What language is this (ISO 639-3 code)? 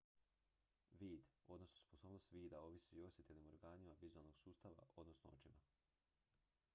hrv